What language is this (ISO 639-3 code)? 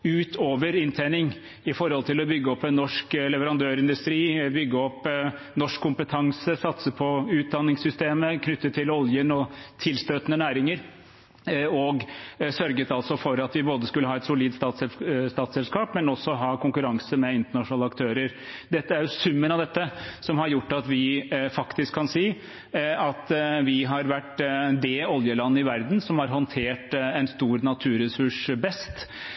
nob